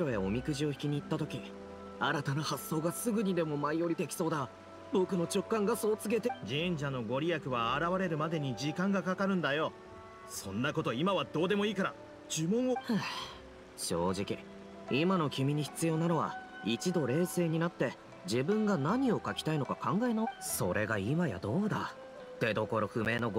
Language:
Japanese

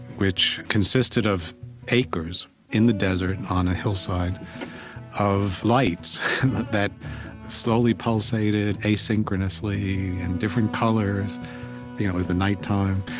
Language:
English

